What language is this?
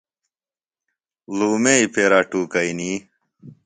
Phalura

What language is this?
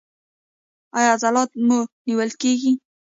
Pashto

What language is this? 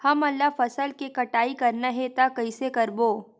Chhattisgarhi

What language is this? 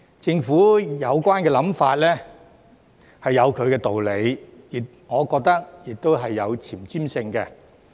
Cantonese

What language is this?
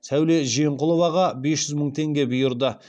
Kazakh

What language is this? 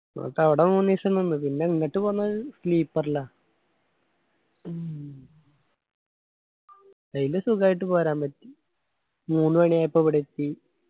Malayalam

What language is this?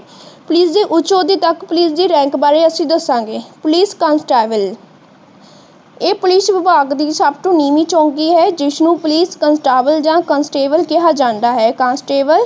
Punjabi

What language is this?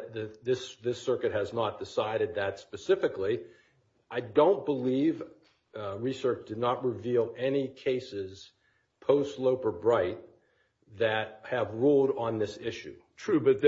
English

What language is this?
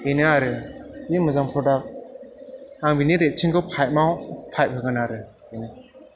Bodo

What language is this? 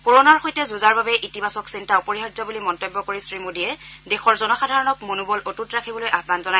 Assamese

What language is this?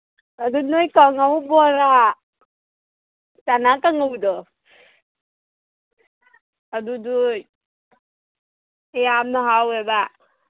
Manipuri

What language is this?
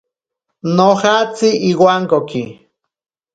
Ashéninka Perené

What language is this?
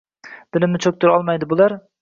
Uzbek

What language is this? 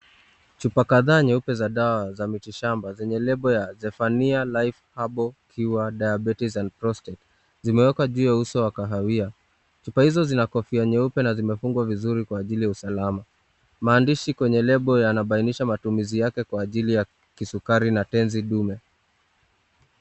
Swahili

